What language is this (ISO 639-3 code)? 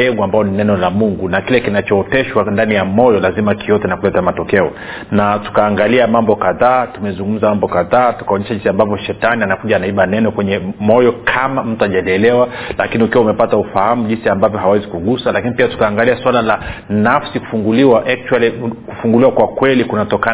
swa